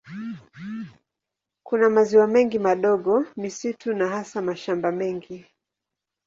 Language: Swahili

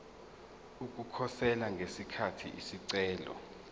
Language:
Zulu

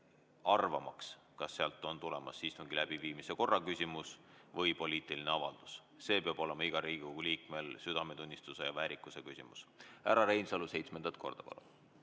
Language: Estonian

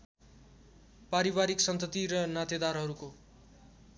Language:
Nepali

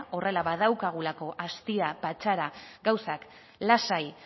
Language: Basque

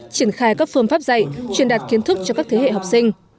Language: Vietnamese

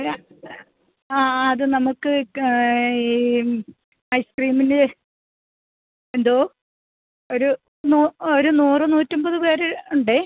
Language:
Malayalam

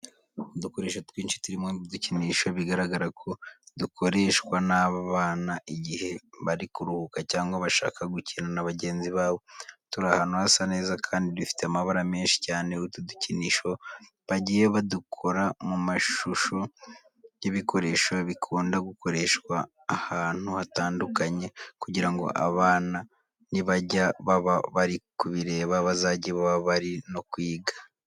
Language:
Kinyarwanda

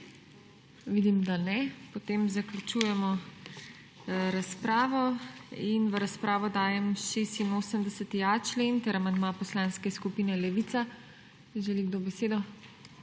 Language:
Slovenian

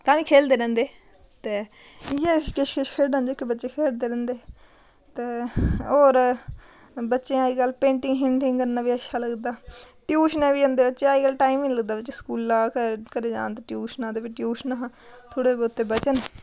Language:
Dogri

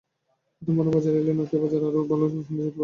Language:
Bangla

